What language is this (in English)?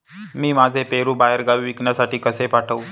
Marathi